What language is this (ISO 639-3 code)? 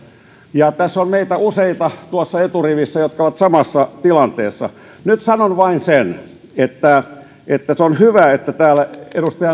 fin